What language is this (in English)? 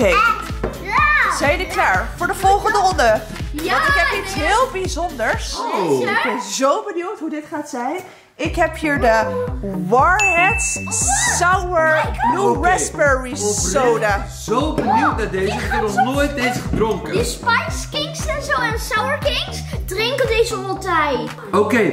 Dutch